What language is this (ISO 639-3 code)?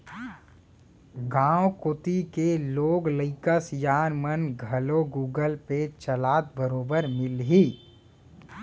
hne